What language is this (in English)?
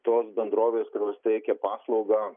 Lithuanian